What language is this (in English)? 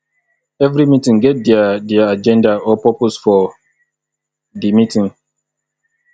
Nigerian Pidgin